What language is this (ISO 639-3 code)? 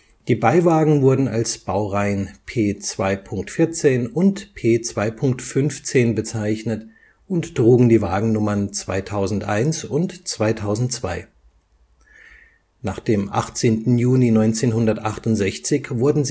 deu